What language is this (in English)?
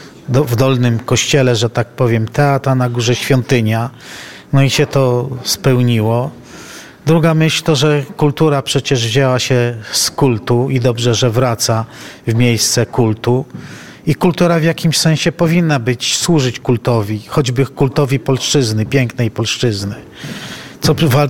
Polish